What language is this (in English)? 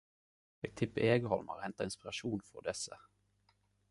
Norwegian Nynorsk